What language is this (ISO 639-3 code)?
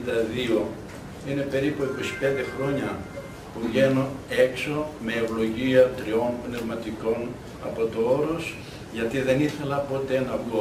ell